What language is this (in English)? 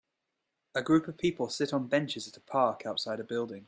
English